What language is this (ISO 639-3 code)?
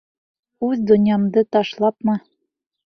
bak